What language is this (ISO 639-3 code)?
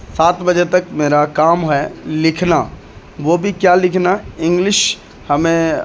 urd